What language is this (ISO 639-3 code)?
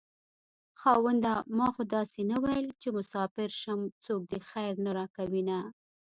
pus